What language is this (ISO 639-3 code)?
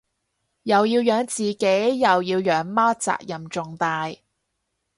yue